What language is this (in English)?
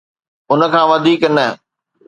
Sindhi